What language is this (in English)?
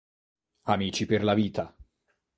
Italian